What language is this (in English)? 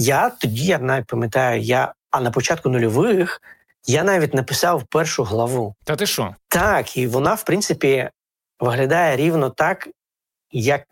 Ukrainian